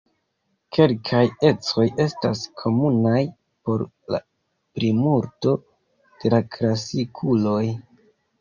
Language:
Esperanto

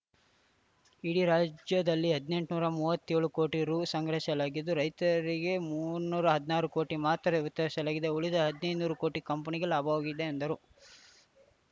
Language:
Kannada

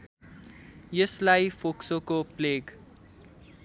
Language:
Nepali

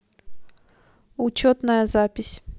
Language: Russian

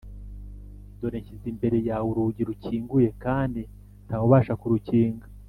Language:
Kinyarwanda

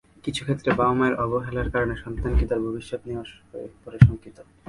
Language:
Bangla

